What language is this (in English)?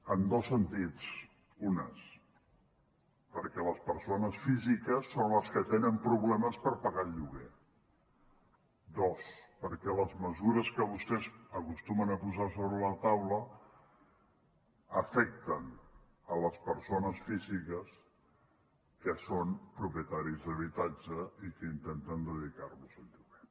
Catalan